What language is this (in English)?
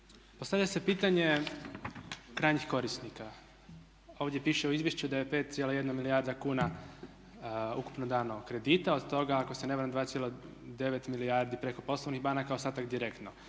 Croatian